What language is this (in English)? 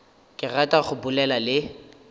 Northern Sotho